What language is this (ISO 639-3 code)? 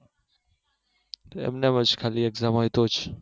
guj